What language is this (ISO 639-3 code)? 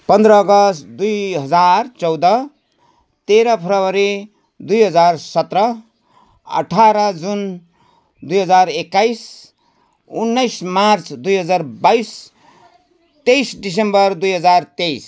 nep